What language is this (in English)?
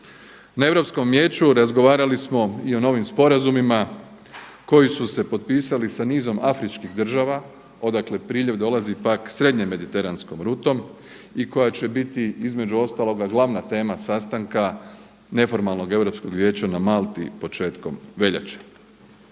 Croatian